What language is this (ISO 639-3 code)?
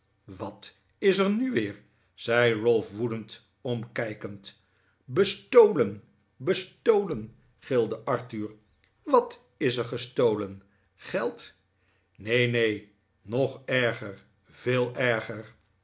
nld